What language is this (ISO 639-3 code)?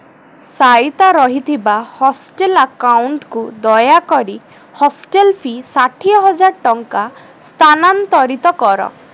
ori